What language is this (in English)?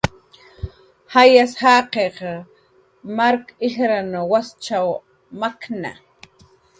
Jaqaru